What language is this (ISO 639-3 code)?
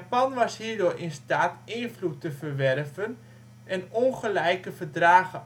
nld